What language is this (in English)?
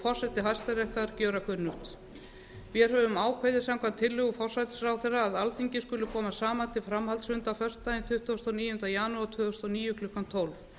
Icelandic